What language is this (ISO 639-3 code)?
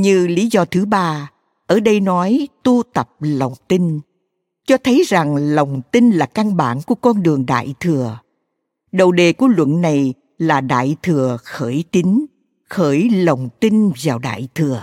vie